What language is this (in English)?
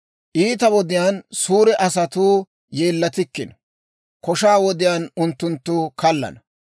Dawro